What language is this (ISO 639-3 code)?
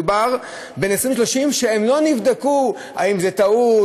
heb